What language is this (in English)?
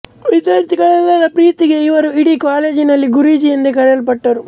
Kannada